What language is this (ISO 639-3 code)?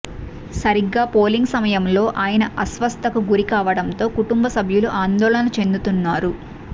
tel